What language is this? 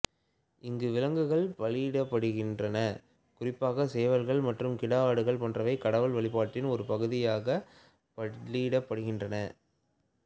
Tamil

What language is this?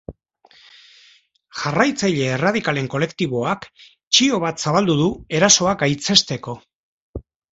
Basque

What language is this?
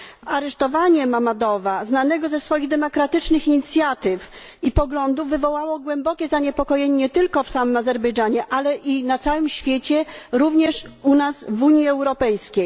Polish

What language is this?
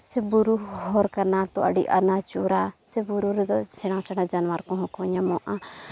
Santali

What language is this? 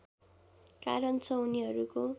Nepali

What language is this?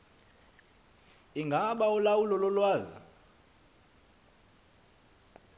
Xhosa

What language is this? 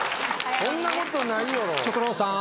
Japanese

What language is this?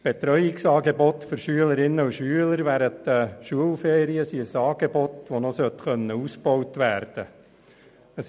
Swiss German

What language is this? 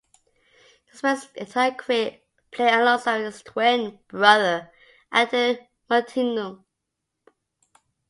English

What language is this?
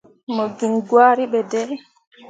Mundang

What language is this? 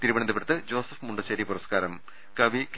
Malayalam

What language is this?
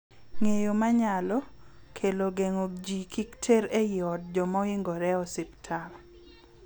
Luo (Kenya and Tanzania)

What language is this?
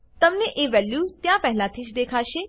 Gujarati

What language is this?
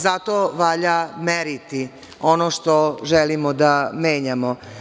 Serbian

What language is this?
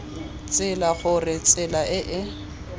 Tswana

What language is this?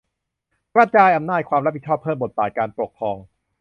Thai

